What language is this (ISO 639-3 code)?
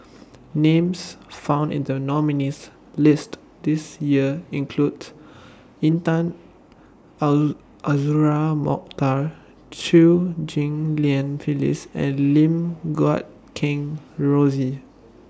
eng